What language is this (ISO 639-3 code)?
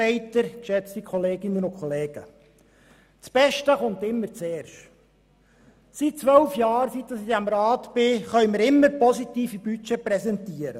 gsw